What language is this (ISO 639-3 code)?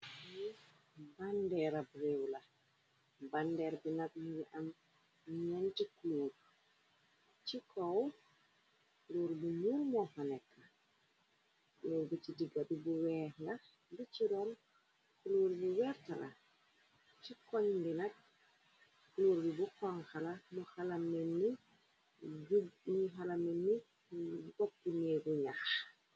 wol